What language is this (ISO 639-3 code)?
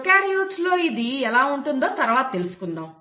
tel